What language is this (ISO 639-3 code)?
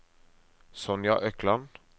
nor